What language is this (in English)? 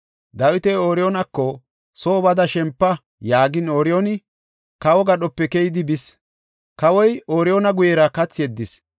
Gofa